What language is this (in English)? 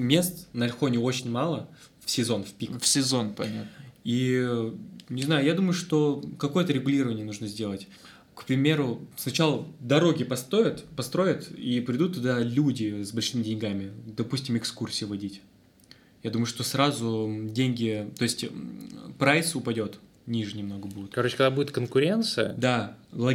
Russian